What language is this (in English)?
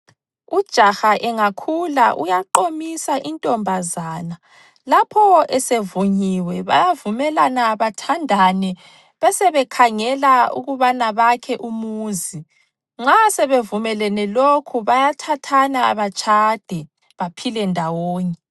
North Ndebele